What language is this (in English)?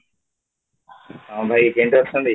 Odia